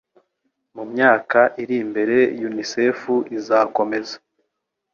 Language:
Kinyarwanda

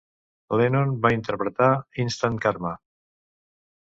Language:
Catalan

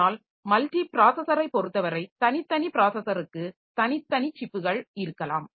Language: Tamil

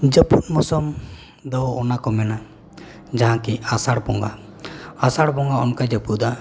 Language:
Santali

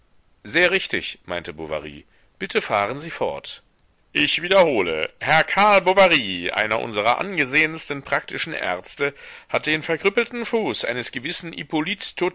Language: German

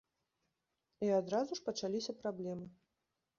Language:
Belarusian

